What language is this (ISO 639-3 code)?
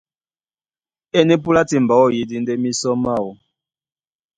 dua